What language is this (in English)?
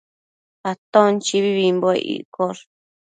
Matsés